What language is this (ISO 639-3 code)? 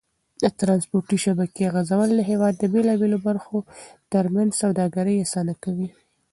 pus